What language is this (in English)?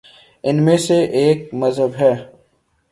Urdu